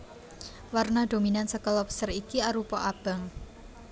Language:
Javanese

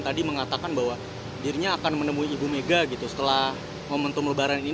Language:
Indonesian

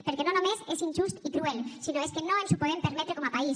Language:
Catalan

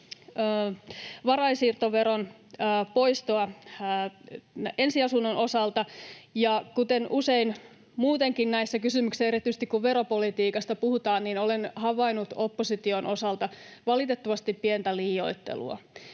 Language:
Finnish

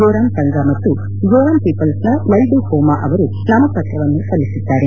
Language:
Kannada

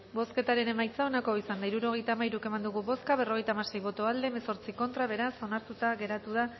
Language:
Basque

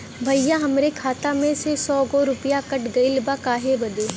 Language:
Bhojpuri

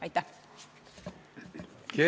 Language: Estonian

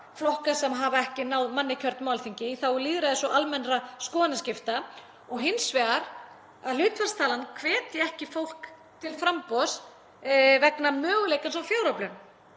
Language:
Icelandic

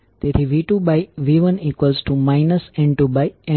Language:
Gujarati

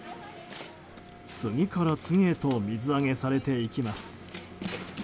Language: Japanese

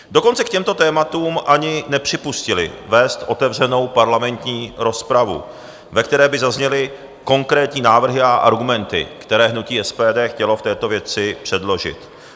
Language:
Czech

